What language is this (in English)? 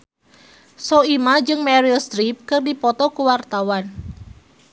Sundanese